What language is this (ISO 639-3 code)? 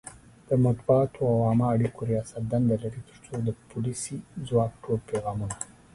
pus